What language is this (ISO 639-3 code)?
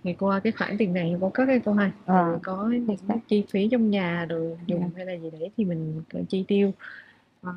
vie